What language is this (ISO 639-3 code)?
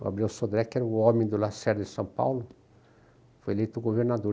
por